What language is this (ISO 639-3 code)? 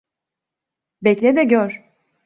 tur